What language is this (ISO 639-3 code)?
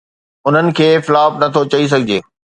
snd